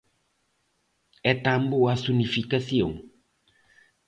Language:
Galician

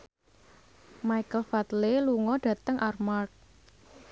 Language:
Javanese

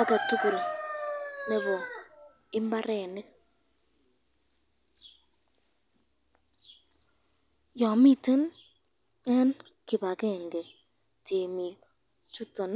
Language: Kalenjin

